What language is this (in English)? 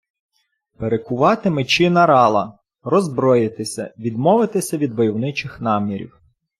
Ukrainian